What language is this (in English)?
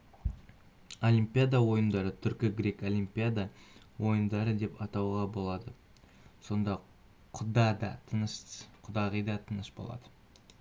Kazakh